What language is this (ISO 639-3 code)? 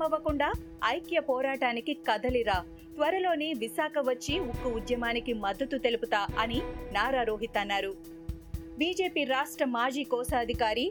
tel